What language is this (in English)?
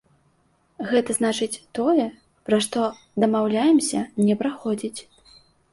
Belarusian